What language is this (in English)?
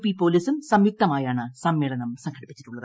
Malayalam